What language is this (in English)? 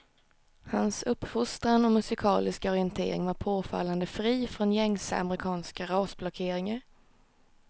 Swedish